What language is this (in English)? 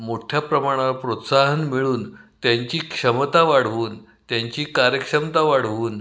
Marathi